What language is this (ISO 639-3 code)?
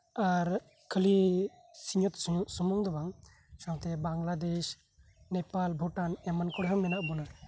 sat